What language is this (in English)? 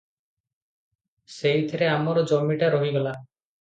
Odia